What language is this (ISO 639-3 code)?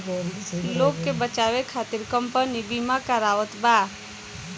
bho